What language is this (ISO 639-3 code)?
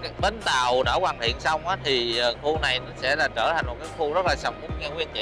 vie